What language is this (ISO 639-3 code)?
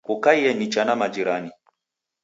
dav